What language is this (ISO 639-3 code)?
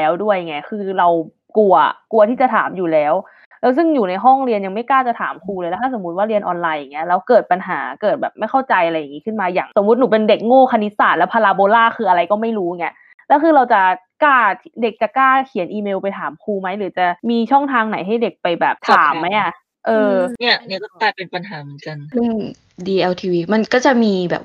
tha